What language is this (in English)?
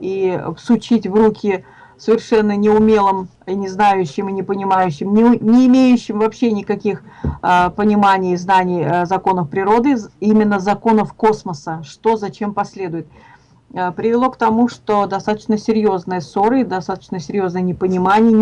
Russian